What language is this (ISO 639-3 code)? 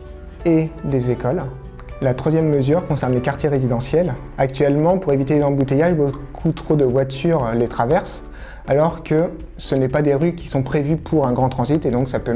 fra